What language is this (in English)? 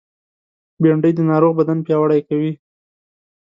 Pashto